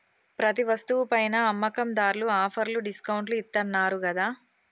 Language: Telugu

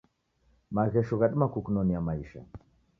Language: Taita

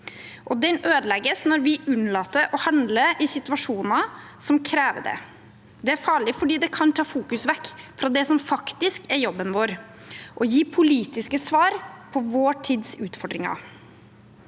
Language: Norwegian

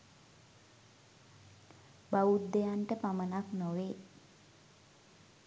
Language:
Sinhala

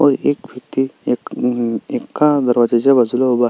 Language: Marathi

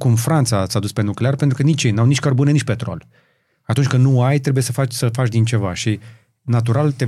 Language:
Romanian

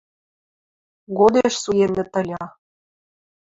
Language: Western Mari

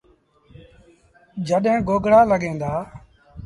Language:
Sindhi Bhil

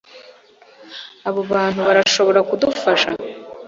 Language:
Kinyarwanda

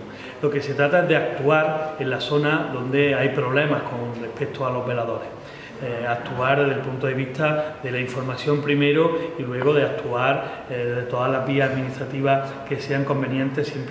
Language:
Spanish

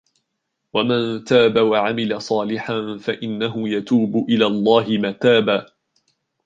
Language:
Arabic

